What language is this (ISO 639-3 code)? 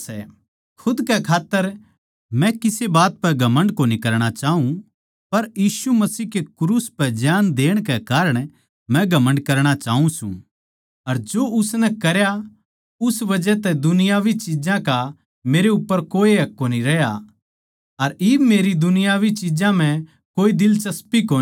bgc